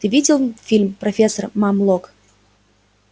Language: Russian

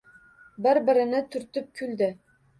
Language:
Uzbek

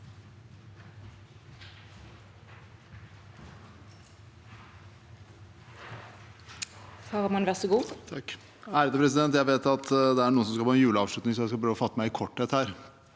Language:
Norwegian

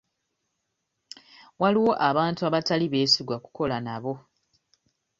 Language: Ganda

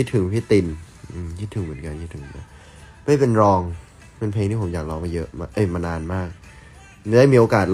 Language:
Thai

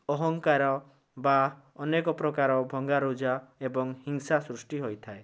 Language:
Odia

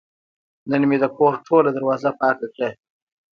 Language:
Pashto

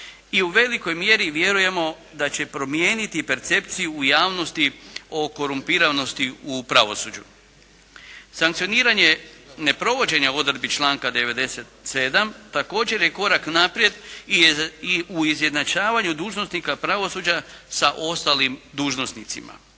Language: Croatian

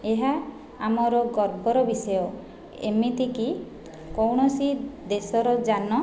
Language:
Odia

